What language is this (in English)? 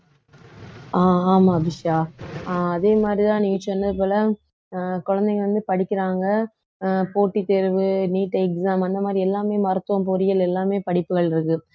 Tamil